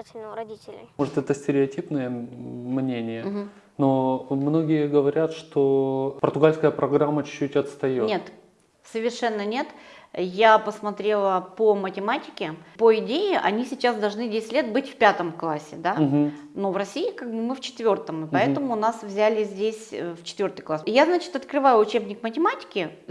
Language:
Russian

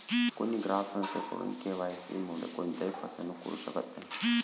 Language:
Marathi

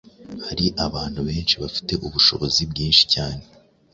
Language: Kinyarwanda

